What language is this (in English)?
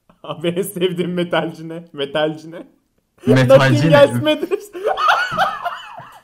Turkish